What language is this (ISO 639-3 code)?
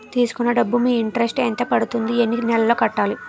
tel